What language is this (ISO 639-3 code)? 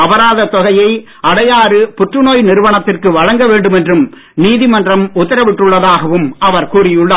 tam